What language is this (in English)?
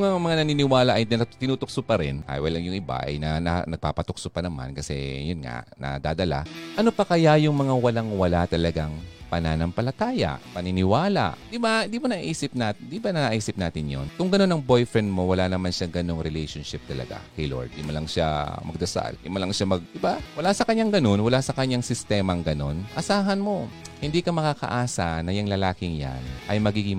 Filipino